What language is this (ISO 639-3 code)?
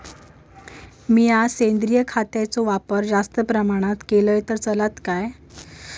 mar